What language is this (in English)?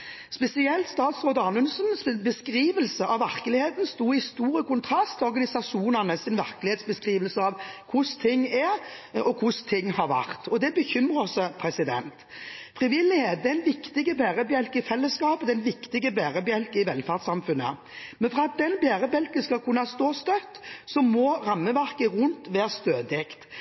Norwegian Bokmål